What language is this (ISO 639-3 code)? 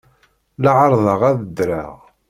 kab